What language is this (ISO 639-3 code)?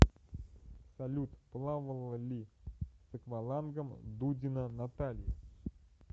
rus